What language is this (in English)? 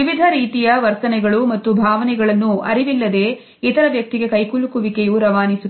Kannada